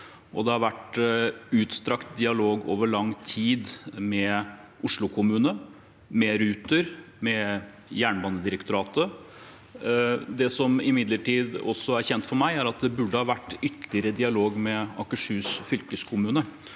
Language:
Norwegian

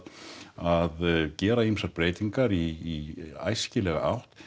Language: Icelandic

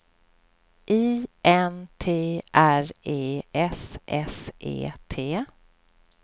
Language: Swedish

